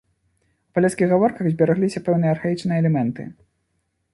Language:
Belarusian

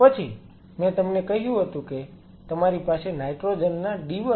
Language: Gujarati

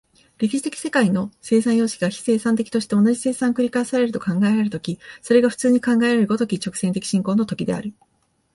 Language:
Japanese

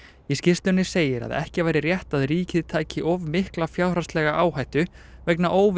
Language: Icelandic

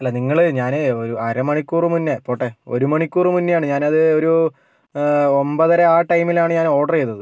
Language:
Malayalam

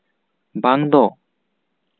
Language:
Santali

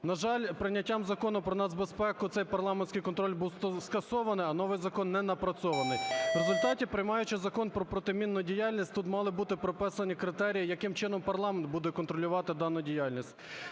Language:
Ukrainian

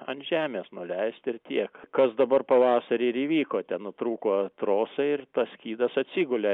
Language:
Lithuanian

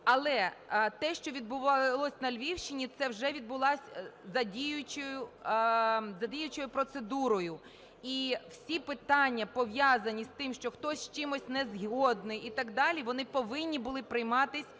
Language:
Ukrainian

